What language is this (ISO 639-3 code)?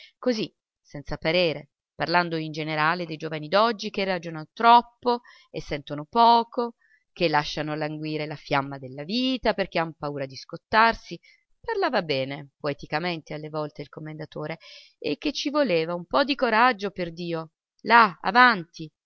ita